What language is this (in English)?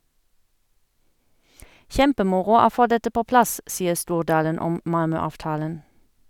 Norwegian